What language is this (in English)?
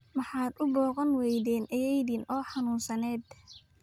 Somali